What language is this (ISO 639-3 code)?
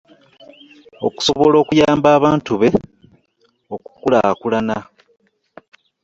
lug